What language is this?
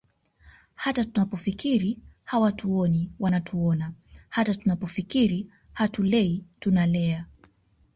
Swahili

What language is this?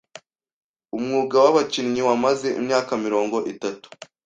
Kinyarwanda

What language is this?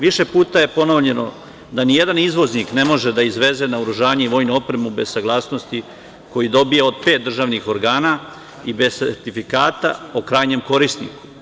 Serbian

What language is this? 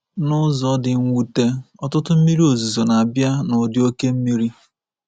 Igbo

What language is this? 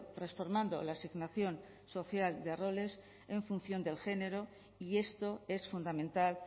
Spanish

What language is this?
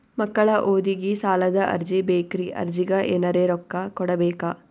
Kannada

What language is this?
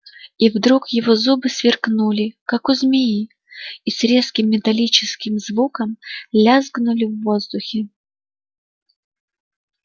Russian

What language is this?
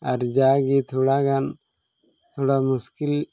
Santali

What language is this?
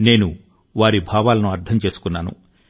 Telugu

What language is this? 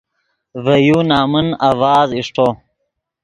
Yidgha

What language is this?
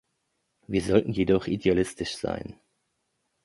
German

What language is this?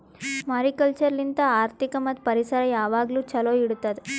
Kannada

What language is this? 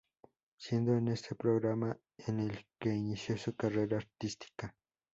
Spanish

